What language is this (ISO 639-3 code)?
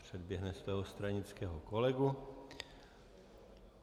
ces